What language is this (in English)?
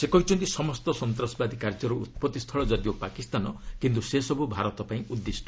Odia